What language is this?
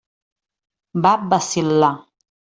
Catalan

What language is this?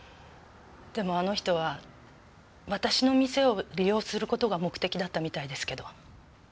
Japanese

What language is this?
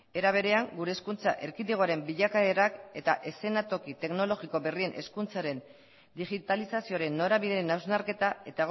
Basque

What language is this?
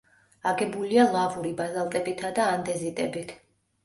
Georgian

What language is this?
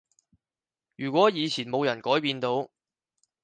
Cantonese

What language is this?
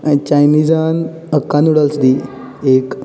Konkani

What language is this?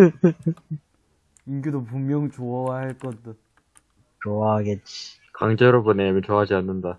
Korean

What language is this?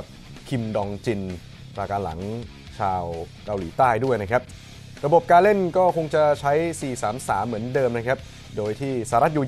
Thai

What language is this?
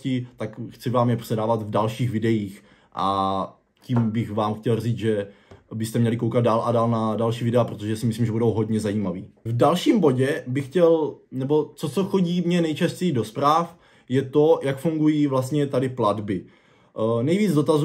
Czech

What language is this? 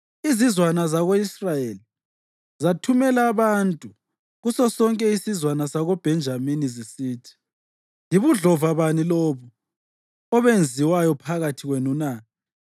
North Ndebele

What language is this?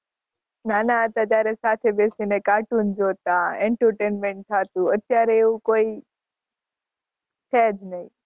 Gujarati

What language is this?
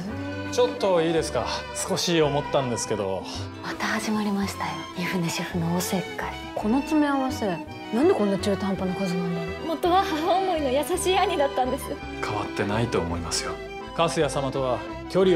Japanese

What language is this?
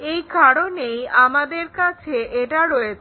Bangla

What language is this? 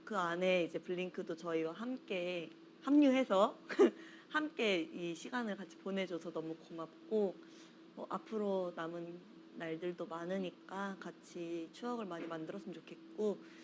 Korean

